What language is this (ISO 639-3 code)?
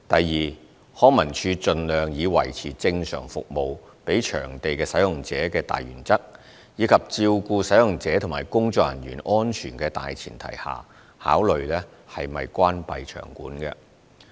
yue